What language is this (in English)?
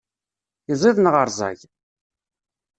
Kabyle